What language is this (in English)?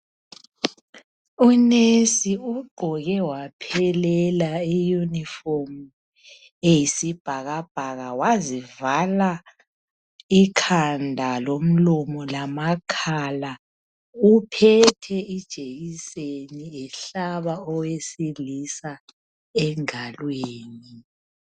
North Ndebele